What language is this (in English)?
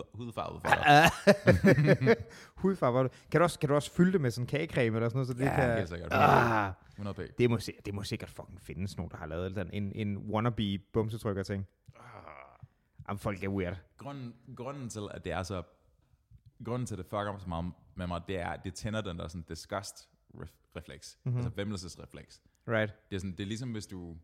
Danish